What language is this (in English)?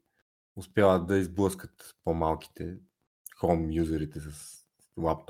Bulgarian